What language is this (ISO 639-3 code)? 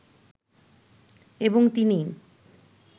ben